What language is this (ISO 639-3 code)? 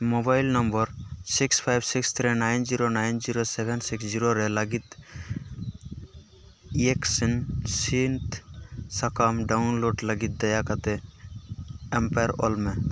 sat